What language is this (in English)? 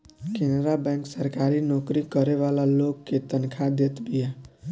Bhojpuri